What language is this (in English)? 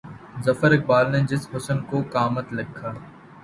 Urdu